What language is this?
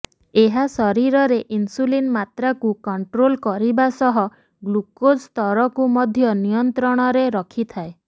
Odia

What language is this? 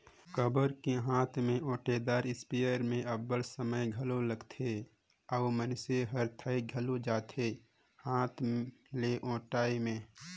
Chhattisgarhi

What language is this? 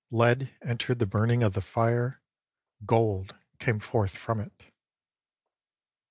English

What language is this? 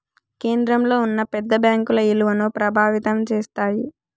Telugu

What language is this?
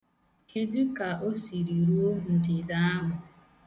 Igbo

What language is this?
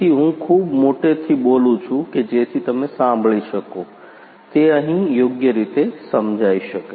Gujarati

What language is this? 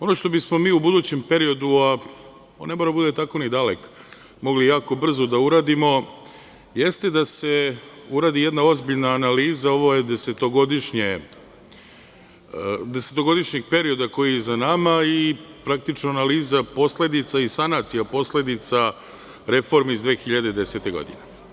Serbian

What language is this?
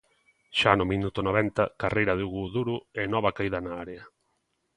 Galician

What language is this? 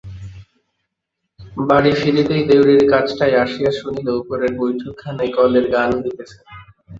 Bangla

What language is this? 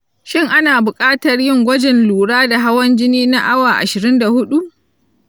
Hausa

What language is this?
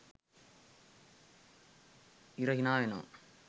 Sinhala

